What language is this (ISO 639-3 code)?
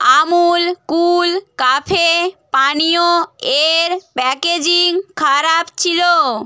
ben